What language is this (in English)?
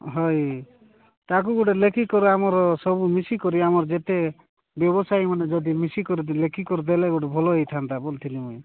Odia